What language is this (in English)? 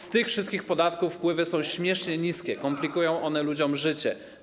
Polish